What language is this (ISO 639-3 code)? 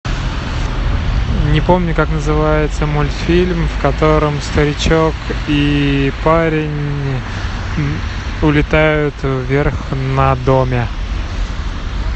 rus